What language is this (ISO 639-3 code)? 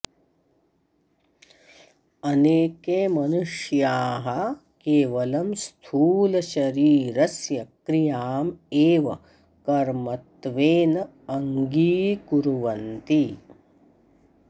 san